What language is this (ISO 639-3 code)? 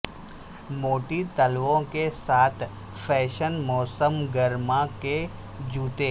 urd